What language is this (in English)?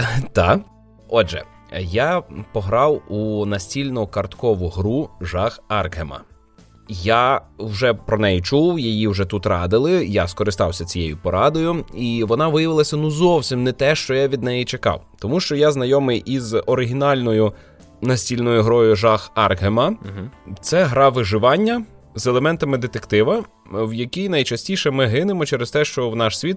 Ukrainian